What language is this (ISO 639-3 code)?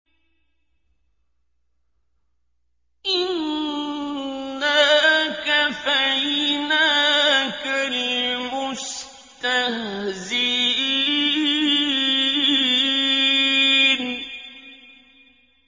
ara